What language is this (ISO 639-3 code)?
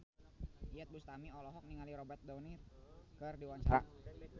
sun